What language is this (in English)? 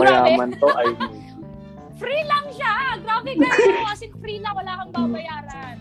Filipino